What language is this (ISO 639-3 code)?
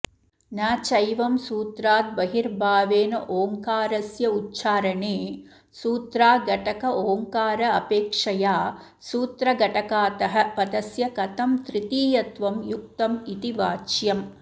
san